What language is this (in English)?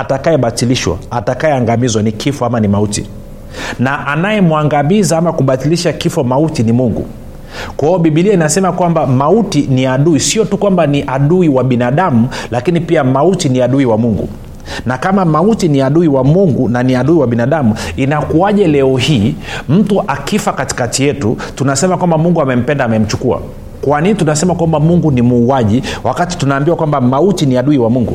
Swahili